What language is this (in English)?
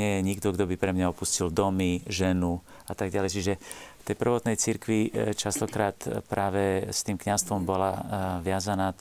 Slovak